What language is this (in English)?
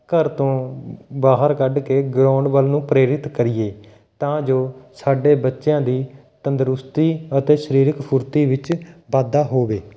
Punjabi